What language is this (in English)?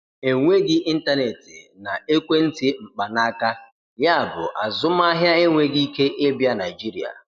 Igbo